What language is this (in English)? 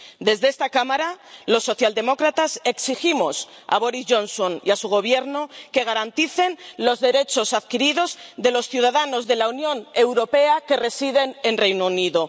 Spanish